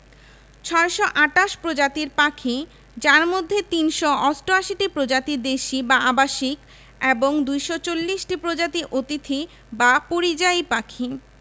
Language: Bangla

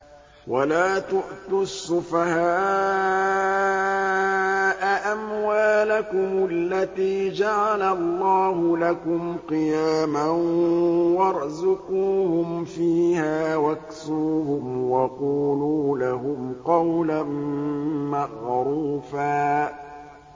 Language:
Arabic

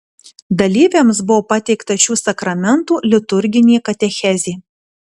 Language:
Lithuanian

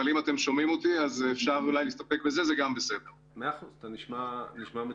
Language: Hebrew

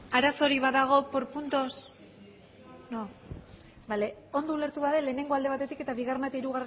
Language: Basque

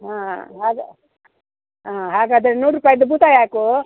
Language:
Kannada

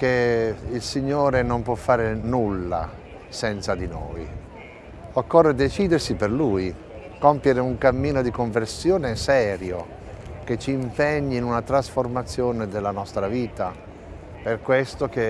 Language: Italian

